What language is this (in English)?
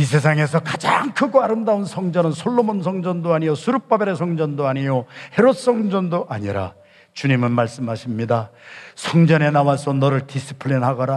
Korean